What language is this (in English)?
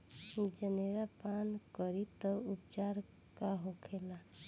Bhojpuri